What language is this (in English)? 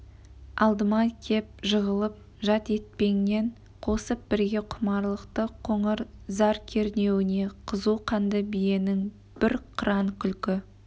Kazakh